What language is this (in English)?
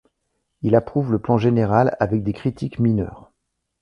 French